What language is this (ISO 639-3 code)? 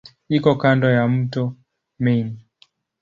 swa